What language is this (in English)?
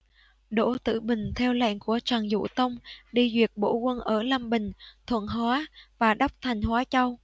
Vietnamese